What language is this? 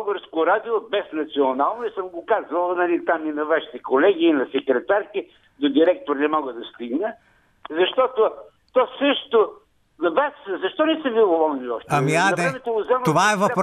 Bulgarian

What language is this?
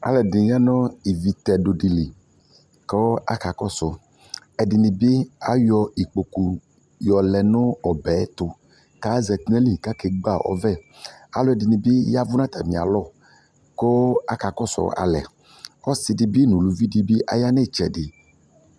Ikposo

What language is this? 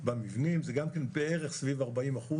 Hebrew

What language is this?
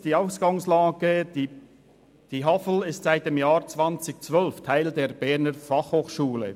Swiss German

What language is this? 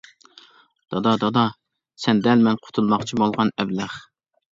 Uyghur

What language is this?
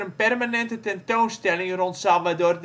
Dutch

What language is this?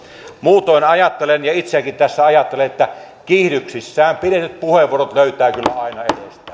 Finnish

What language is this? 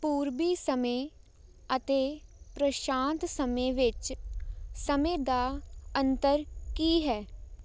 Punjabi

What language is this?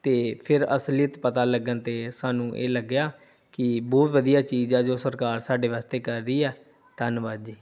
Punjabi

